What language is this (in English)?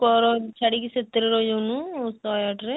Odia